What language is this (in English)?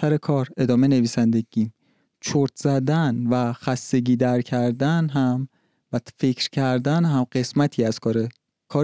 Persian